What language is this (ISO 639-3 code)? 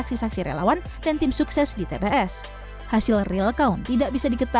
ind